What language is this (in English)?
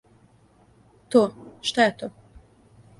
Serbian